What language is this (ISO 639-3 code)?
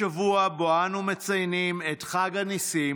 heb